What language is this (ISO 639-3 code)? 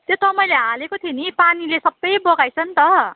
nep